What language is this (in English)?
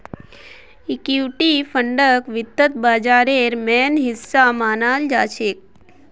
Magahi